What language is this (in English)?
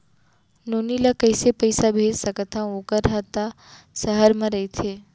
Chhattisgarhi